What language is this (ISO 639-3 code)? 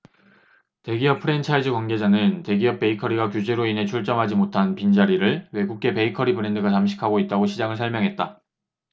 kor